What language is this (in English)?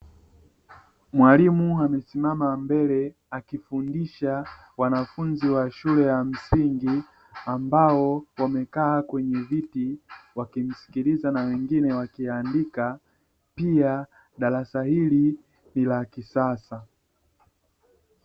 Swahili